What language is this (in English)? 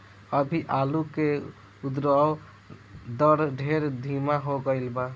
Bhojpuri